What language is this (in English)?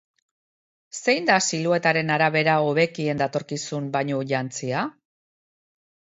Basque